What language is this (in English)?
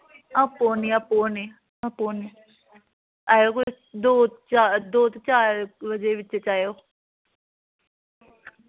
Dogri